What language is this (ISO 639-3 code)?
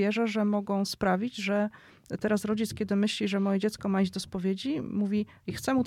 pol